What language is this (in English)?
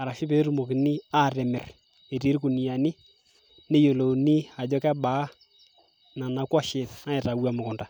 Masai